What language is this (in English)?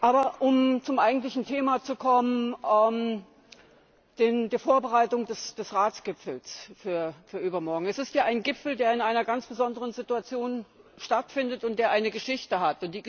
German